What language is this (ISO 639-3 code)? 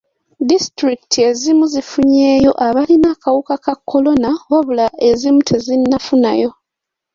lug